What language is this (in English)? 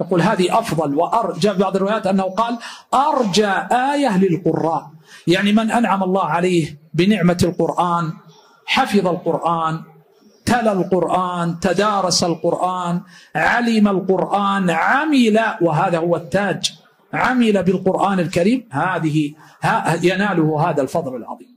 Arabic